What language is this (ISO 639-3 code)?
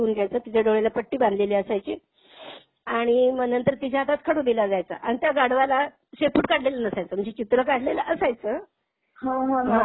mar